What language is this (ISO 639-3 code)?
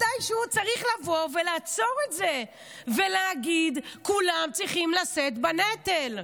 heb